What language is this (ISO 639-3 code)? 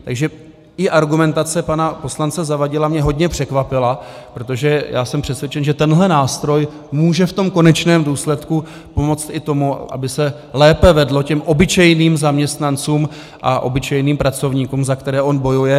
ces